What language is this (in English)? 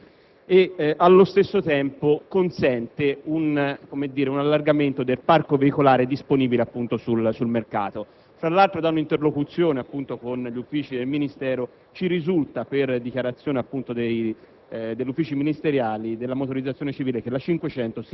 Italian